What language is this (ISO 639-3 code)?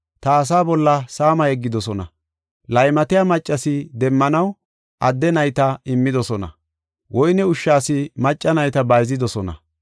gof